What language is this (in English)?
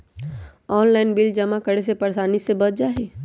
Magahi